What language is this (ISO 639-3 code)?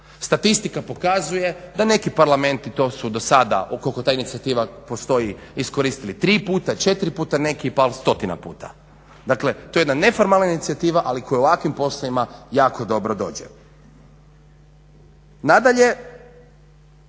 hrv